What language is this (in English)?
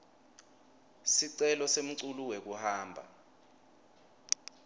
Swati